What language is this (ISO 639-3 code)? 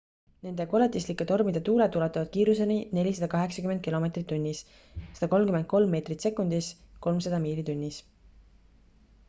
est